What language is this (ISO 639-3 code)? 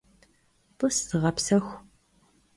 kbd